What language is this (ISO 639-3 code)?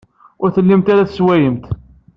kab